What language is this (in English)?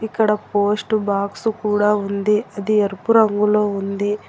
Telugu